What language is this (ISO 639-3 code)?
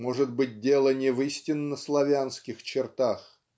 rus